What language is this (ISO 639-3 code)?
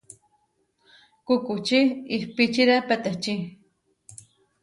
var